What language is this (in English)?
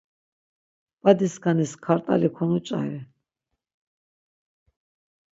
Laz